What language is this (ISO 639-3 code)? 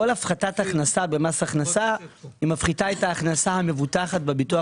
heb